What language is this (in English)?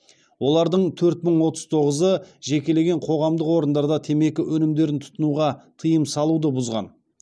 Kazakh